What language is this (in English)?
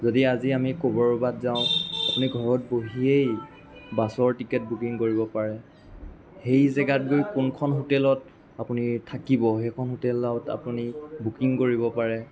Assamese